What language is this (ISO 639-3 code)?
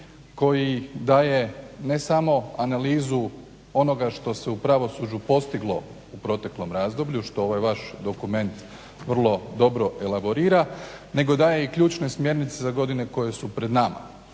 hrv